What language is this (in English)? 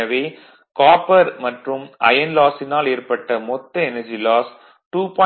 Tamil